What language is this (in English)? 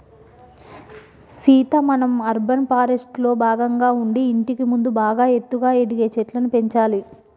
Telugu